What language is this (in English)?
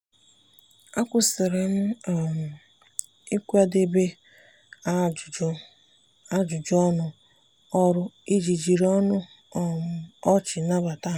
Igbo